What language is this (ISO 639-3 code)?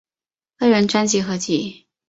zho